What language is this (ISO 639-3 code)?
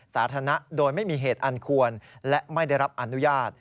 tha